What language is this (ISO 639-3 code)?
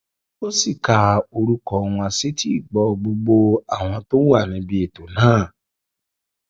yor